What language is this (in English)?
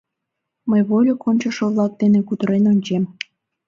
Mari